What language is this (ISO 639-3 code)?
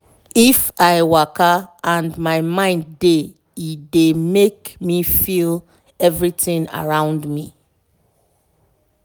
pcm